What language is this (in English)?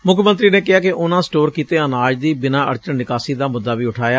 Punjabi